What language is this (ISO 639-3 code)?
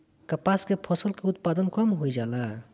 bho